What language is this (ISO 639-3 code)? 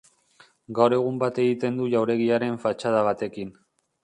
eus